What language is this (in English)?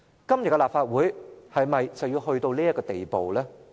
Cantonese